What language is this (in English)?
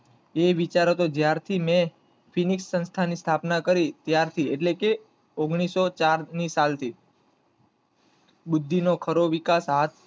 Gujarati